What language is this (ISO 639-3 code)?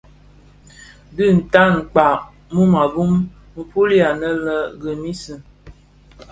ksf